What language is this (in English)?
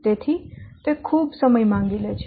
Gujarati